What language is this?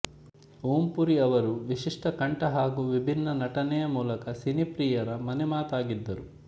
Kannada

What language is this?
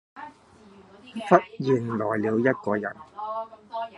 Cantonese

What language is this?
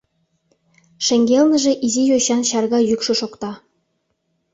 Mari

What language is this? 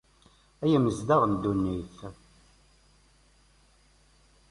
Kabyle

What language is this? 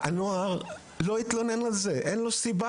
Hebrew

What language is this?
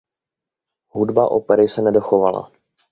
Czech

